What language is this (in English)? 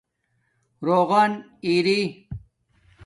Domaaki